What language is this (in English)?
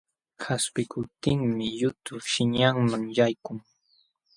Jauja Wanca Quechua